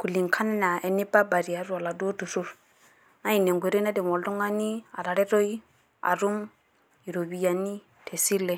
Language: Masai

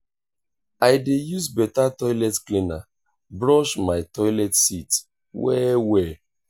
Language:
Nigerian Pidgin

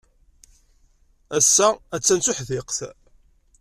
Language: Kabyle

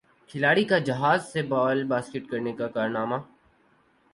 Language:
Urdu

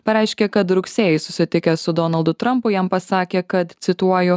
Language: Lithuanian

